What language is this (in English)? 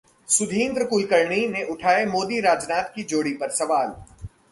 Hindi